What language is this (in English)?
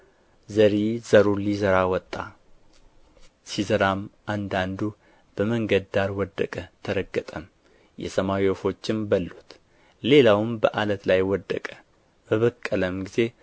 Amharic